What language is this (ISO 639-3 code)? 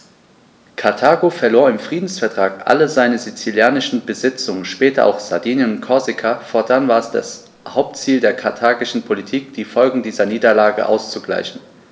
deu